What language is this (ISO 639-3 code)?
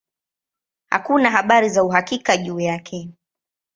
swa